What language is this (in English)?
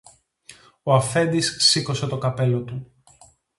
Greek